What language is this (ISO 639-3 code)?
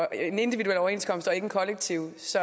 dan